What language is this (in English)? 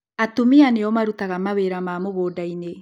Kikuyu